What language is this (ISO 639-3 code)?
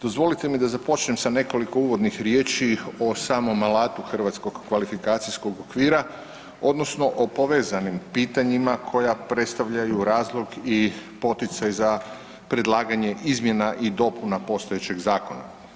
hrv